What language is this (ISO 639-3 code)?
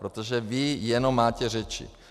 ces